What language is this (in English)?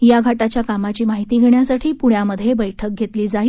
Marathi